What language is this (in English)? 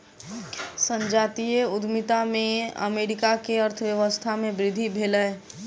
Maithili